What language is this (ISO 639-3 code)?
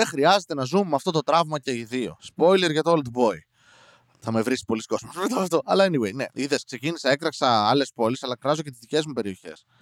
ell